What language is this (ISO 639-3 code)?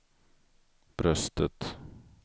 swe